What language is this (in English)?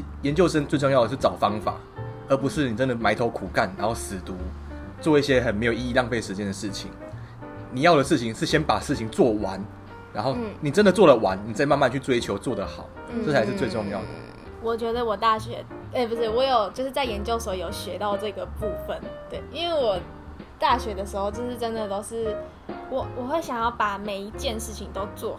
Chinese